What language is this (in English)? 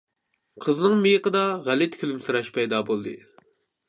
Uyghur